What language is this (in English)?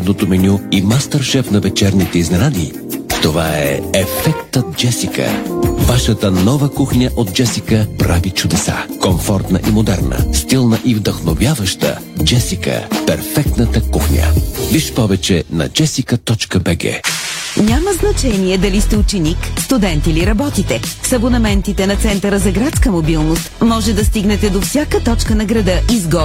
Bulgarian